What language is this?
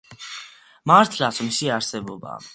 Georgian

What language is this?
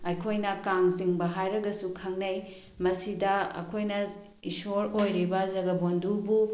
Manipuri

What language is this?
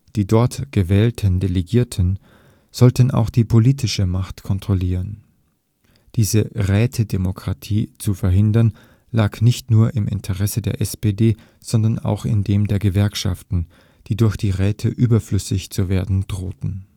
German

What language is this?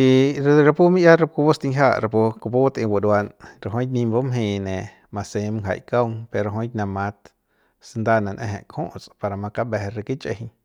Central Pame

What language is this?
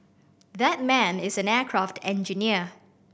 English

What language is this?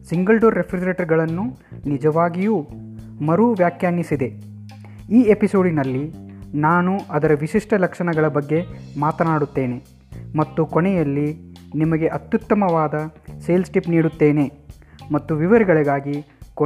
Kannada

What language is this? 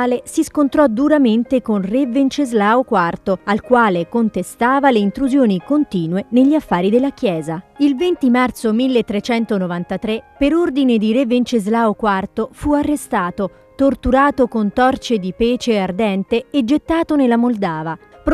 Italian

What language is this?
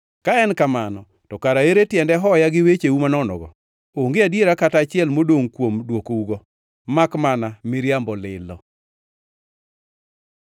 Luo (Kenya and Tanzania)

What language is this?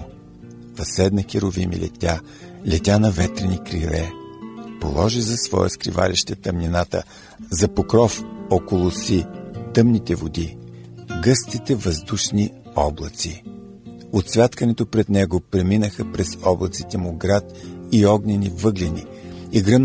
Bulgarian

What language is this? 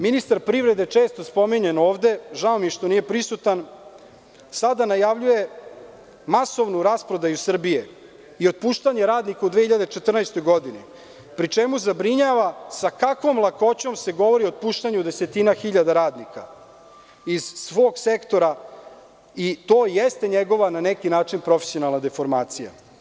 Serbian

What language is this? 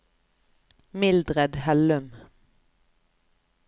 Norwegian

